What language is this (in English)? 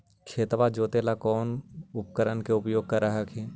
Magahi